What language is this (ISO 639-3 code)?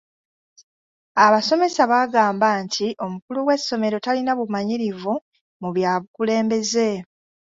lug